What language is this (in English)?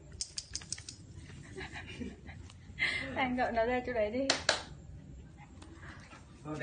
Vietnamese